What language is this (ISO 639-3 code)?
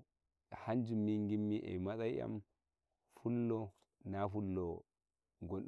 fuv